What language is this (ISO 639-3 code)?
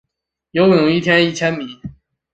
zho